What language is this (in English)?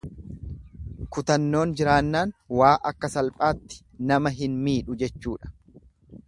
Oromo